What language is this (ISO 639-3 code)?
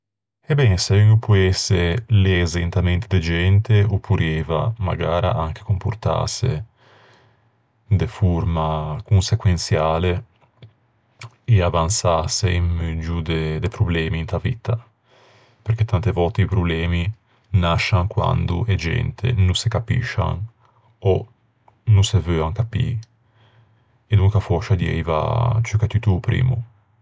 lij